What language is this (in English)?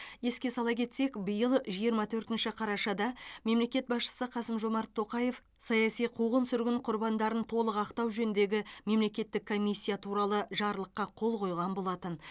Kazakh